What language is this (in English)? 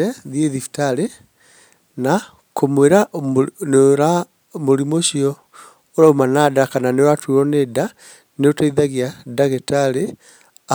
Kikuyu